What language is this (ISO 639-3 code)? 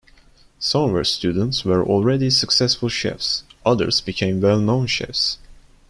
eng